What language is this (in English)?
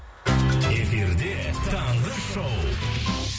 Kazakh